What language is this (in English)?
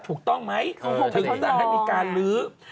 Thai